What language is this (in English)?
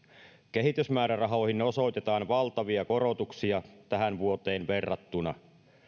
Finnish